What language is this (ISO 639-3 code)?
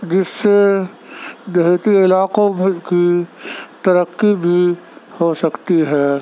urd